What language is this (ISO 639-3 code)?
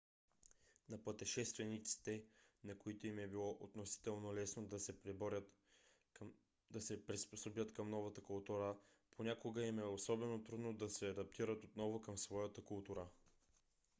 bul